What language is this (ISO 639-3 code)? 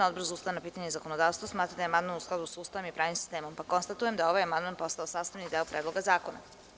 srp